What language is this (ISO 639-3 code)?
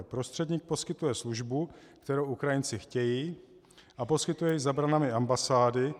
ces